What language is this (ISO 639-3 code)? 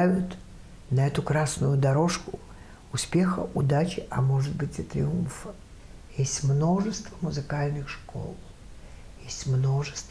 rus